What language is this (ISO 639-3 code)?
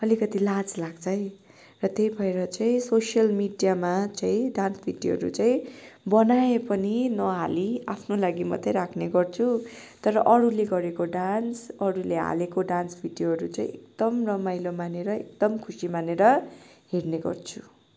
nep